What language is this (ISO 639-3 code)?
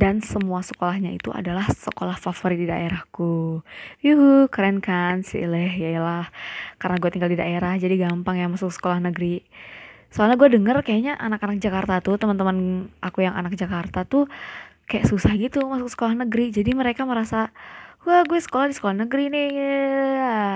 ind